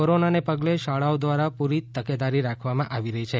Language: Gujarati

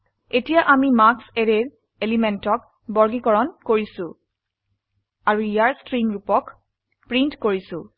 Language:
Assamese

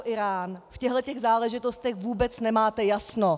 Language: Czech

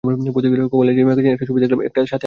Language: Bangla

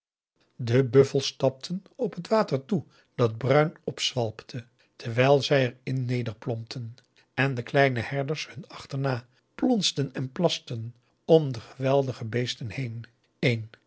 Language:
Dutch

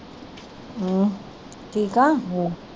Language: Punjabi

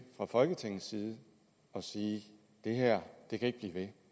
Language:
Danish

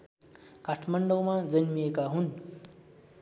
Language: Nepali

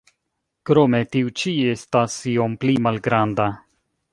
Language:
Esperanto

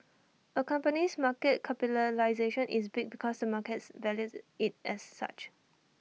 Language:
English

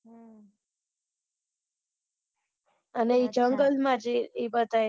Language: Gujarati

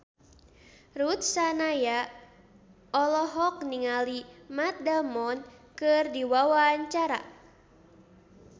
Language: Sundanese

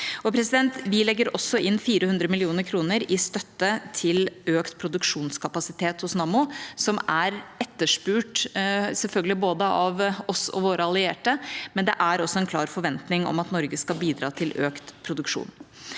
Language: Norwegian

